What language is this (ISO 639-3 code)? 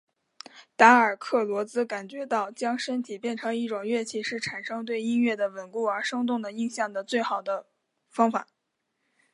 zho